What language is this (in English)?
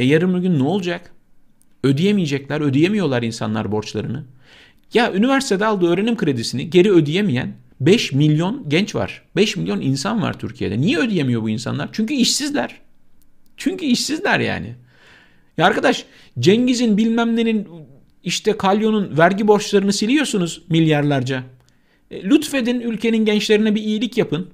Turkish